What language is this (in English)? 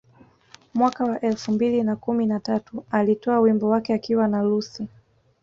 Swahili